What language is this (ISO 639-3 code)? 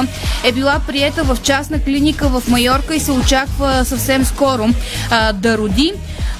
bul